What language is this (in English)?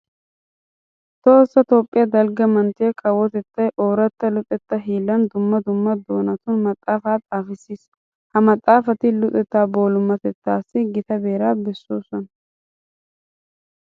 Wolaytta